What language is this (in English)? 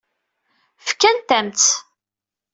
Kabyle